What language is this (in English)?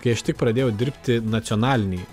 Lithuanian